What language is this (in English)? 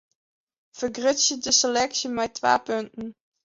Western Frisian